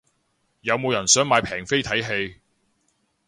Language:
Cantonese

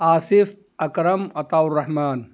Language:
Urdu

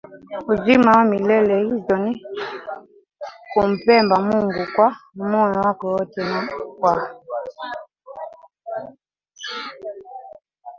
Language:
Swahili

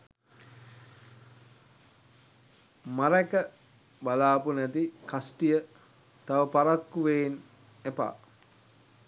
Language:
Sinhala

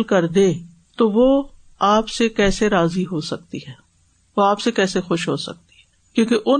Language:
Urdu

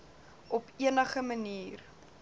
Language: Afrikaans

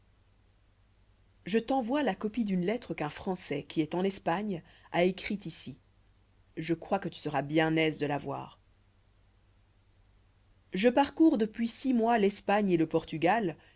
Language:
French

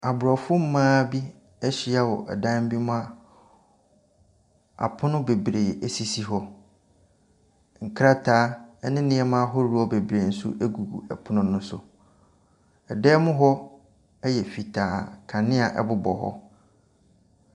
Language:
Akan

